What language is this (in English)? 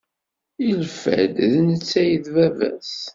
Kabyle